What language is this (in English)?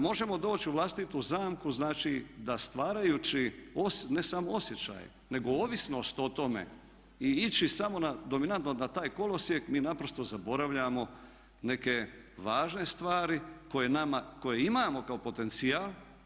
Croatian